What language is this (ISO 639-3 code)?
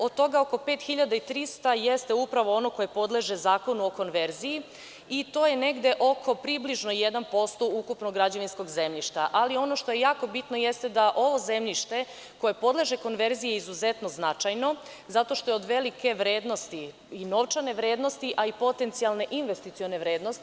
srp